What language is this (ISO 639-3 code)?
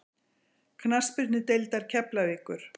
isl